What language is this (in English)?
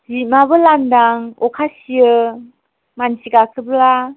Bodo